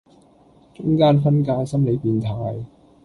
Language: Cantonese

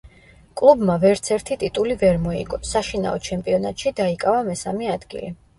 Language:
Georgian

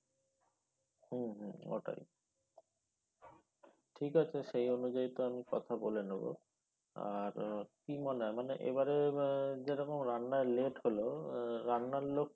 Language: Bangla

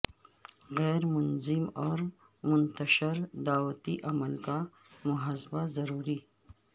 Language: Urdu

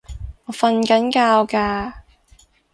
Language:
Cantonese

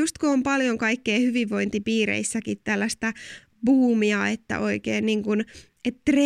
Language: Finnish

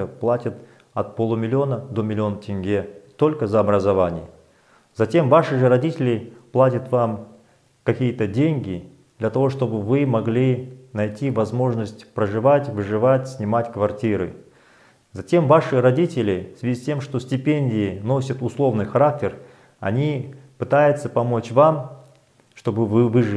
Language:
Russian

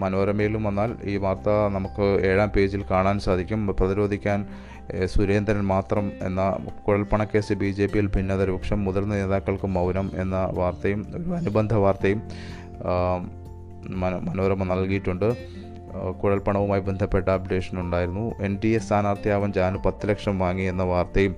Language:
Malayalam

